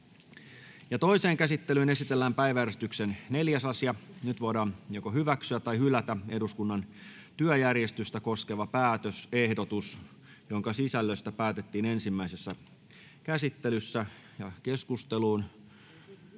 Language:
Finnish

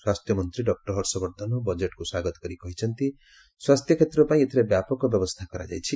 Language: Odia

